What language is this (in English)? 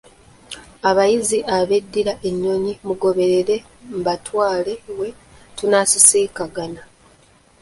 Ganda